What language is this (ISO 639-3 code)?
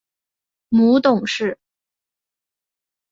zho